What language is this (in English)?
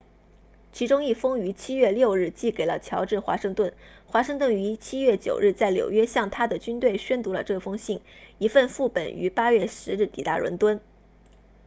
Chinese